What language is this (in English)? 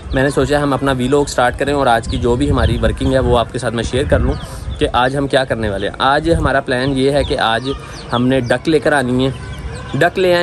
Hindi